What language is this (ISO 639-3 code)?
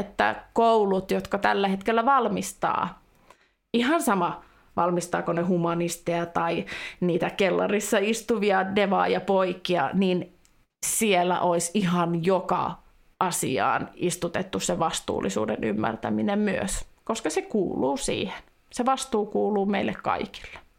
fin